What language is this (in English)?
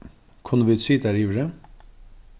Faroese